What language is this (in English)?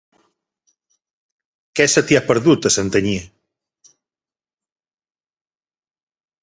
Catalan